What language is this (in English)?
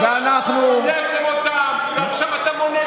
Hebrew